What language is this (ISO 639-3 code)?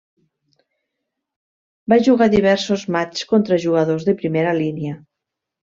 cat